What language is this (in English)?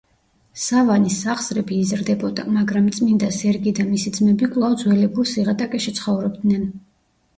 Georgian